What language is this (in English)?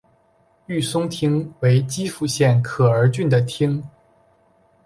Chinese